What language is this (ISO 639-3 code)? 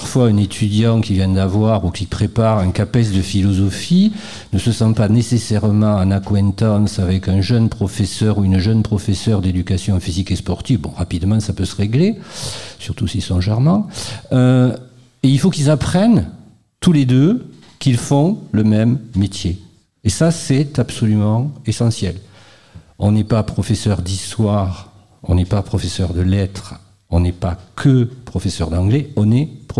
fra